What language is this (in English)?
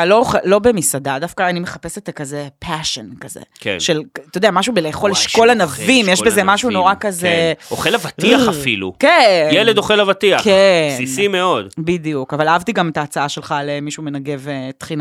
Hebrew